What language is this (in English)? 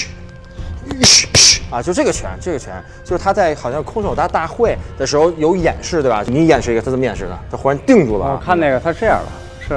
Chinese